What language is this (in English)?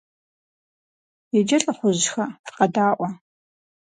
Kabardian